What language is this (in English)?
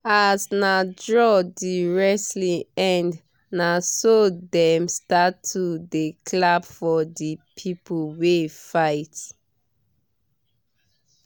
Nigerian Pidgin